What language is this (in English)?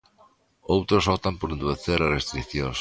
Galician